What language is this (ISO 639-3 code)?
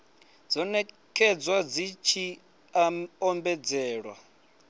ven